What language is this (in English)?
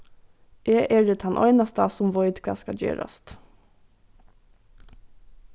Faroese